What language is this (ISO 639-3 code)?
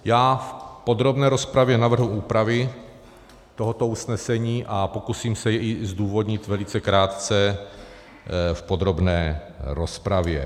ces